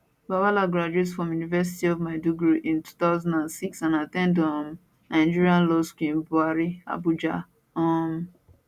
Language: Nigerian Pidgin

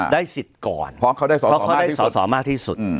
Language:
Thai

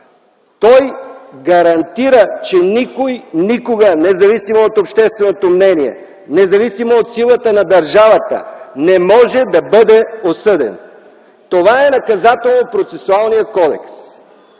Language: Bulgarian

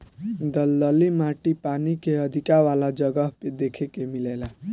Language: Bhojpuri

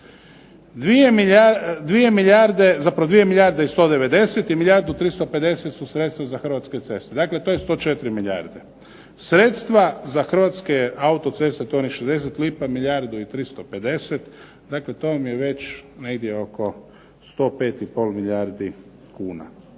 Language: Croatian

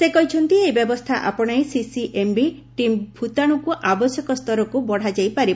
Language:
Odia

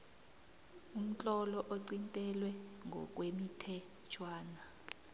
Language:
South Ndebele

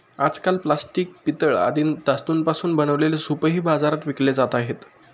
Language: Marathi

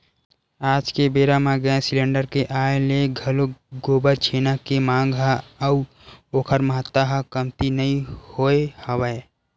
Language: Chhattisgarhi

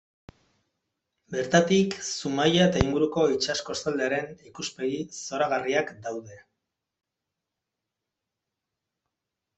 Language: Basque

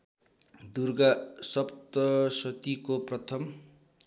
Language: Nepali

